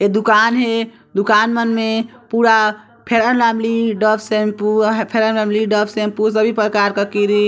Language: Chhattisgarhi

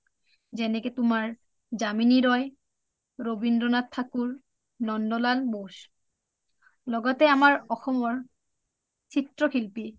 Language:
Assamese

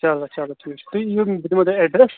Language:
Kashmiri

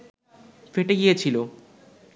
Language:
Bangla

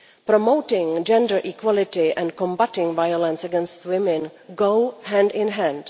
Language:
English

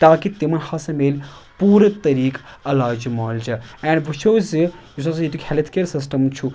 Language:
Kashmiri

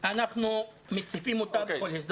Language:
Hebrew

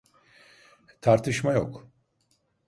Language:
Turkish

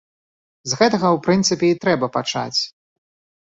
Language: Belarusian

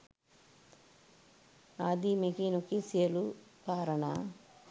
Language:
Sinhala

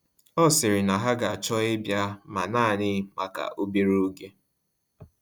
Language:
Igbo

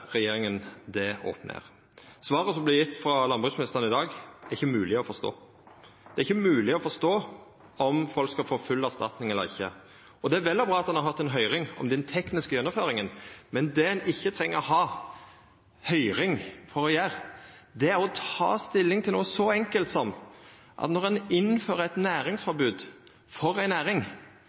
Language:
Norwegian Nynorsk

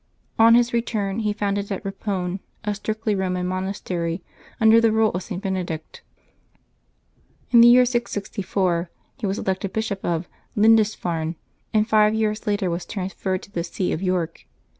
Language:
English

